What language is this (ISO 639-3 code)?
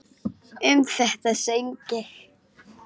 isl